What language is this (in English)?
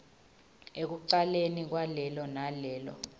Swati